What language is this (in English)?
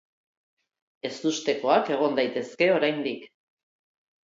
Basque